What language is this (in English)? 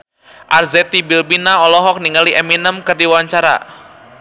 Sundanese